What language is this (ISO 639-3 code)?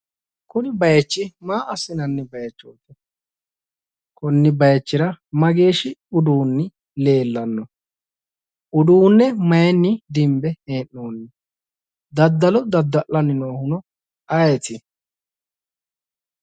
sid